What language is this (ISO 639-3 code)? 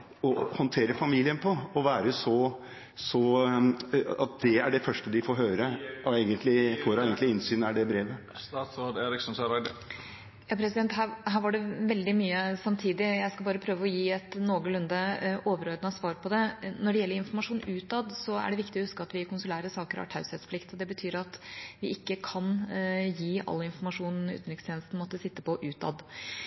nor